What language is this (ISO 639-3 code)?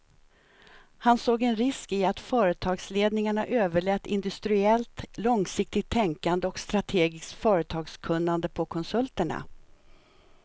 swe